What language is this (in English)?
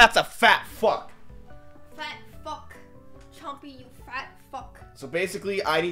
English